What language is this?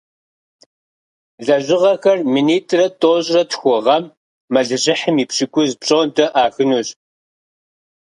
Kabardian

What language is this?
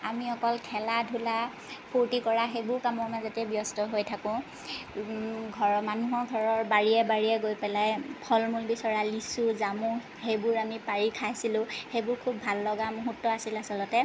Assamese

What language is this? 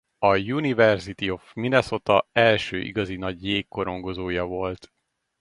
Hungarian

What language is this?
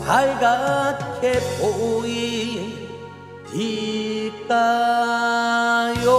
Korean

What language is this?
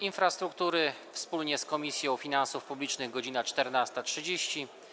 Polish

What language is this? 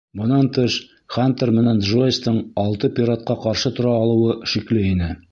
Bashkir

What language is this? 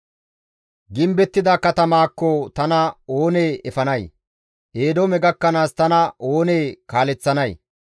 Gamo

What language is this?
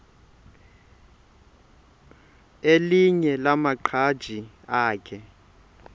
Xhosa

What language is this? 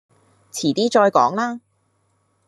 Cantonese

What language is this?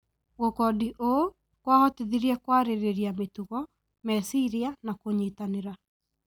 Kikuyu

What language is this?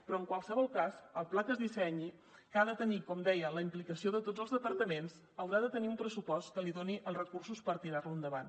Catalan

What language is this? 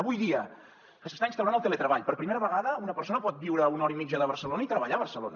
Catalan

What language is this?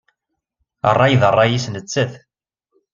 Kabyle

